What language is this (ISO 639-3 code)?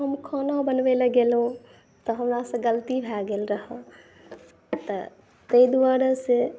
mai